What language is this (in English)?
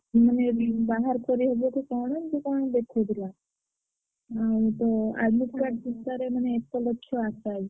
Odia